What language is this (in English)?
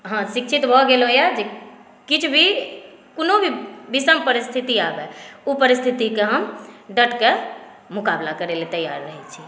Maithili